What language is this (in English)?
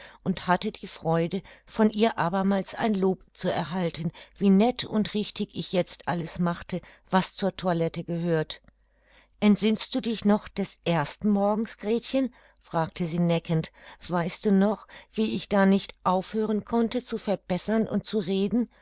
German